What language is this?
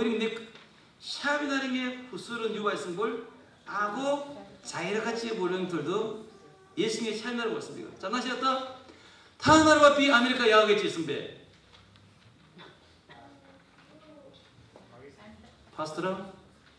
Korean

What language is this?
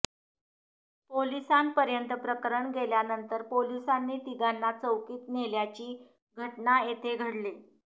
Marathi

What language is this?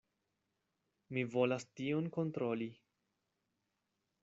Esperanto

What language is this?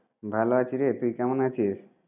Bangla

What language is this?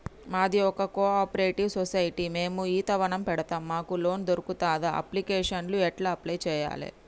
Telugu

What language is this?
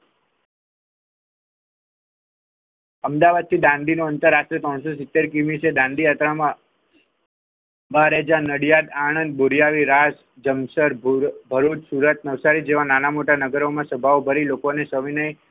Gujarati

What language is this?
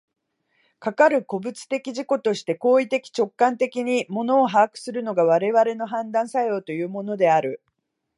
Japanese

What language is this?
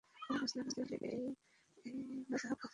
Bangla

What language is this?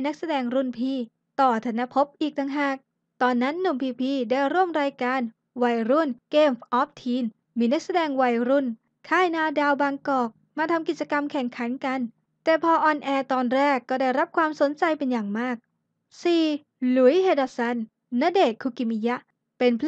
Thai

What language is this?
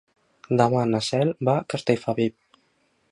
Catalan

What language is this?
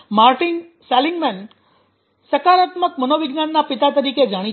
Gujarati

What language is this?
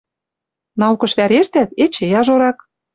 Western Mari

